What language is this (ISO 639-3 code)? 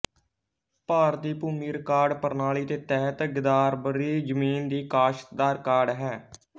pan